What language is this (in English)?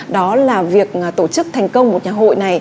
Vietnamese